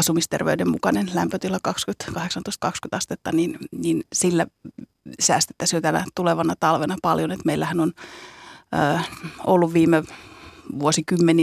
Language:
Finnish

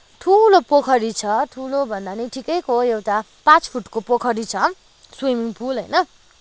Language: Nepali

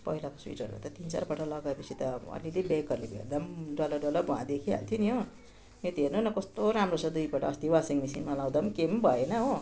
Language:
Nepali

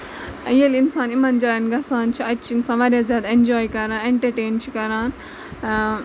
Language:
Kashmiri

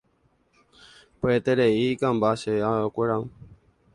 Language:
Guarani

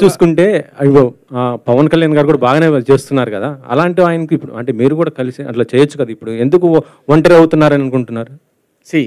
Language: Telugu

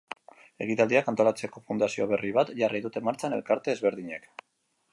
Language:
Basque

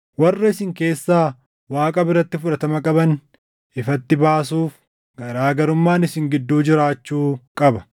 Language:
Oromo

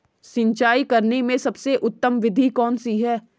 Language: Hindi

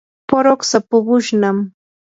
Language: Yanahuanca Pasco Quechua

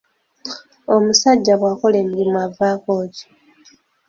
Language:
Ganda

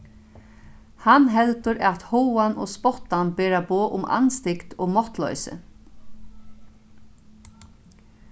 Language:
Faroese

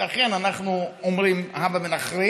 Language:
Hebrew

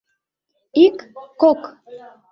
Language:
Mari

